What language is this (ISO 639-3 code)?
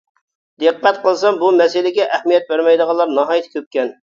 uig